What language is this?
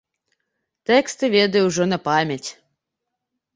Belarusian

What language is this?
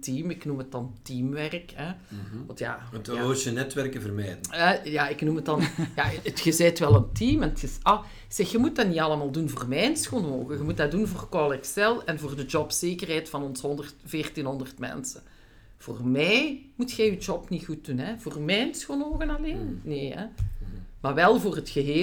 Dutch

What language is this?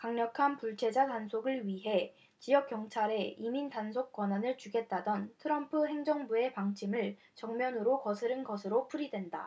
Korean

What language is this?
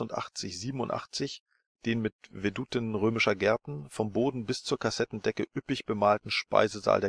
German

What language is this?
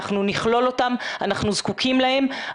Hebrew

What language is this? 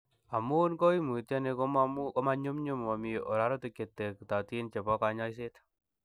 Kalenjin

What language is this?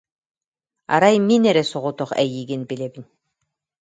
Yakut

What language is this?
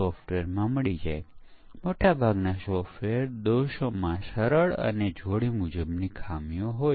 Gujarati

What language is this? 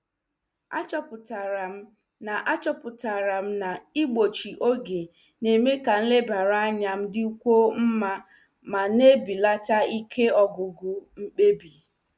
Igbo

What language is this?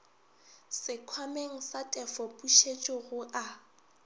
Northern Sotho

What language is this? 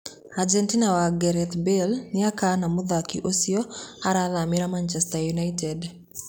Kikuyu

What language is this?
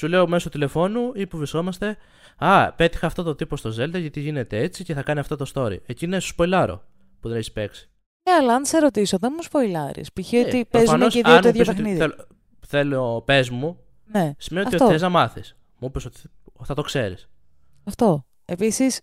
Greek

